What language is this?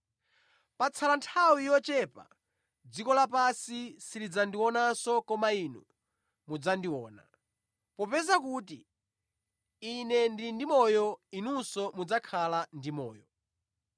Nyanja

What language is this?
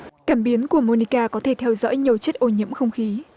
Vietnamese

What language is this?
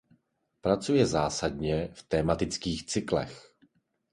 Czech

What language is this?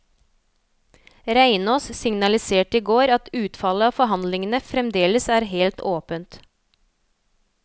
Norwegian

